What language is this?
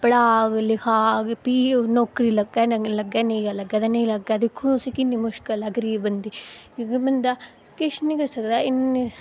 Dogri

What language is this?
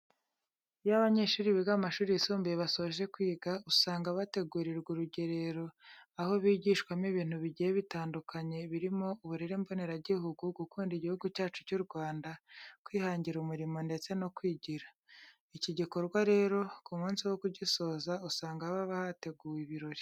Kinyarwanda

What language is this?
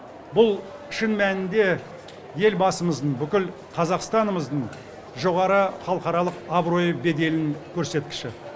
Kazakh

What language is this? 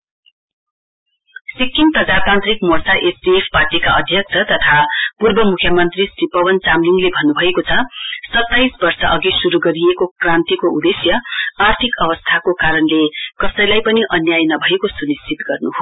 Nepali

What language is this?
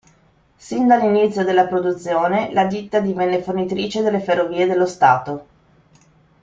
Italian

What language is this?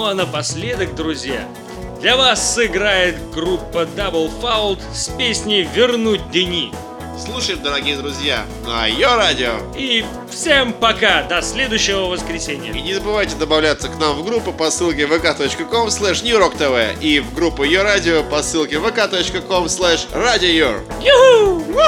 Russian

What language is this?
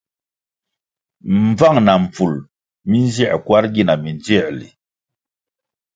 Kwasio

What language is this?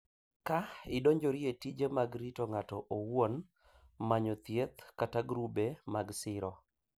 Luo (Kenya and Tanzania)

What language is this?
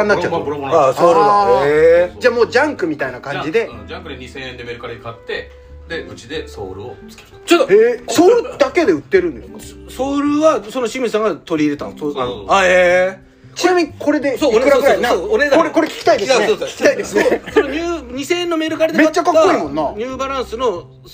Japanese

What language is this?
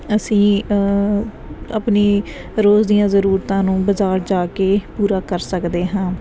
Punjabi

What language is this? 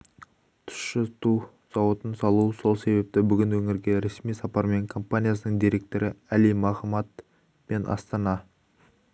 Kazakh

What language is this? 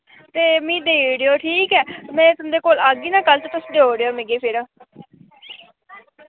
Dogri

